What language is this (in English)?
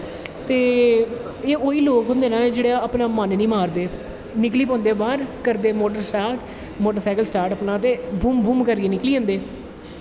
Dogri